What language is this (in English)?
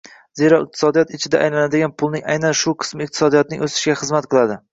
Uzbek